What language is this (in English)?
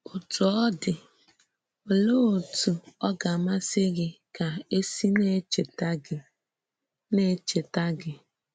Igbo